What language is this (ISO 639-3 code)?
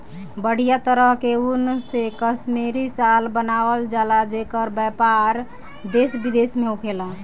bho